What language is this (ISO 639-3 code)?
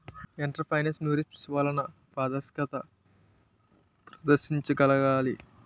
tel